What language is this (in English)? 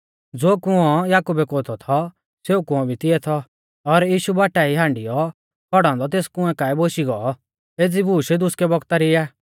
Mahasu Pahari